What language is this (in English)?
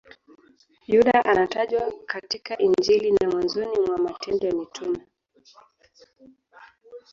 Swahili